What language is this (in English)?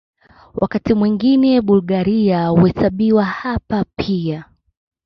Swahili